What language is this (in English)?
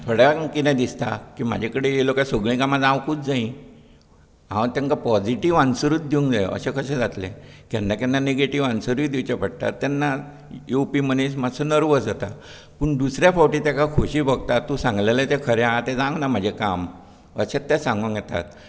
Konkani